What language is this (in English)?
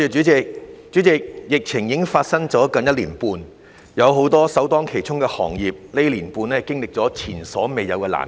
Cantonese